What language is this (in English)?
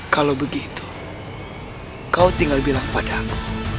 Indonesian